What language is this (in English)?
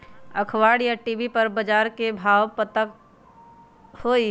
Magahi